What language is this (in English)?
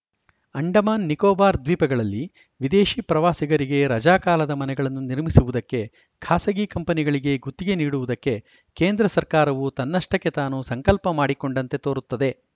Kannada